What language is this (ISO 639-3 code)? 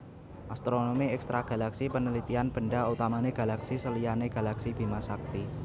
jav